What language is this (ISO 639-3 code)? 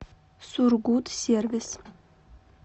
rus